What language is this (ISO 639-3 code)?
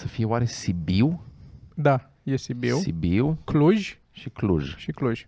ron